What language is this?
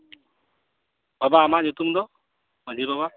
Santali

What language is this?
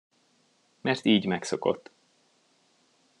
Hungarian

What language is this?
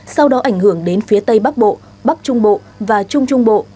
Vietnamese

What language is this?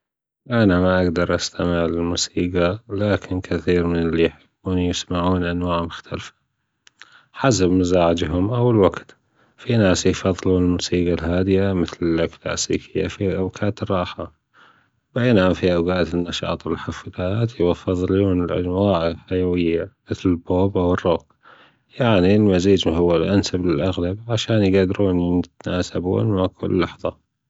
Gulf Arabic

